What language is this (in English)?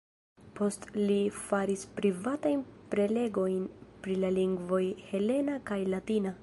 Esperanto